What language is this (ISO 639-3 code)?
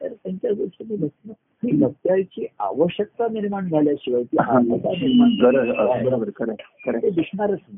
mar